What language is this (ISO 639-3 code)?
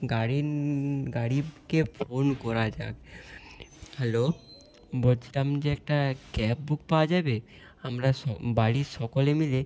ben